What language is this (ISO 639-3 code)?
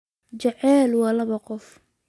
som